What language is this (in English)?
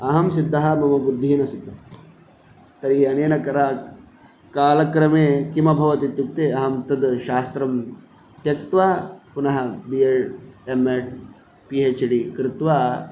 Sanskrit